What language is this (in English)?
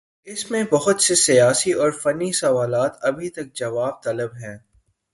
Urdu